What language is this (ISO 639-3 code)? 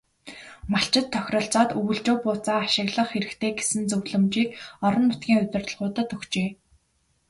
mon